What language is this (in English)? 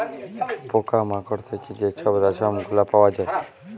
Bangla